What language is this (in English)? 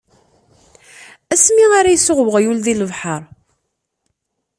Kabyle